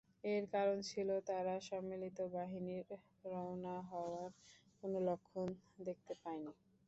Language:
Bangla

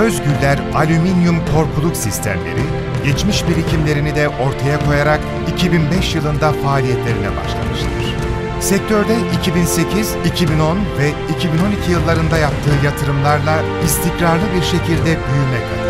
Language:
Turkish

